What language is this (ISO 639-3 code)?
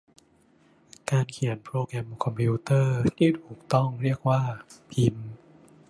tha